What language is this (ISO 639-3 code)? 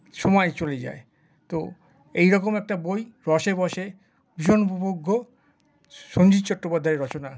ben